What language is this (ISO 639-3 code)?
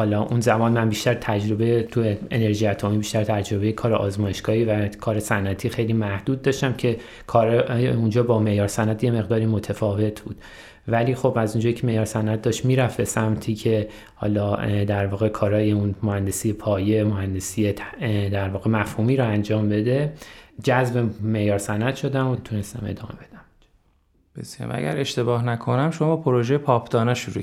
fas